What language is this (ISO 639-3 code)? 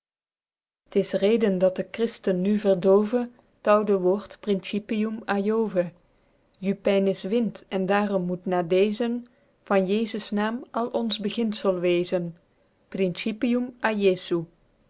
nld